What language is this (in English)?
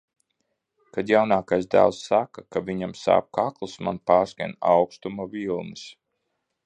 Latvian